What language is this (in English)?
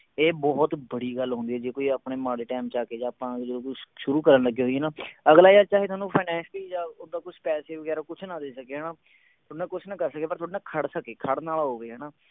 Punjabi